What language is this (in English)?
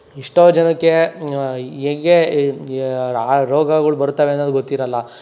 Kannada